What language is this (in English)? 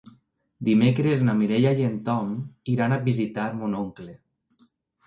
Catalan